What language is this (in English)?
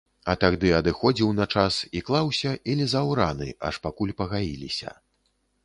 Belarusian